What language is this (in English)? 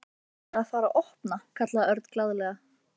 Icelandic